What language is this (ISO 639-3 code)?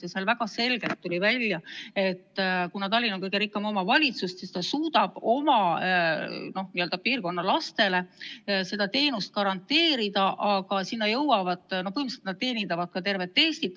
est